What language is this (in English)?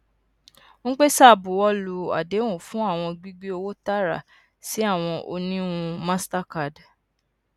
Yoruba